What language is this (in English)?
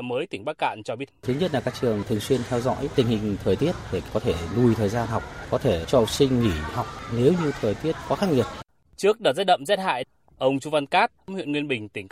Vietnamese